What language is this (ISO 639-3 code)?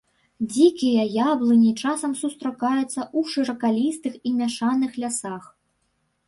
bel